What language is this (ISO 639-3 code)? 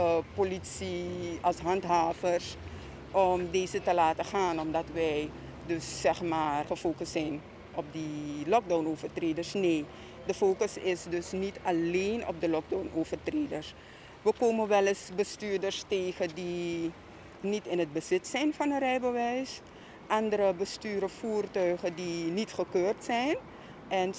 nld